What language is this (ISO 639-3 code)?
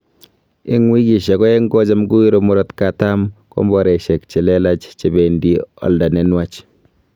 kln